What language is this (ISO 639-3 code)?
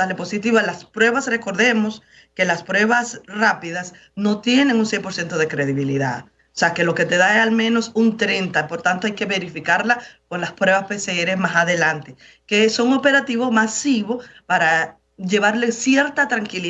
spa